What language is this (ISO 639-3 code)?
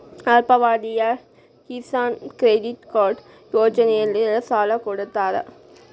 kan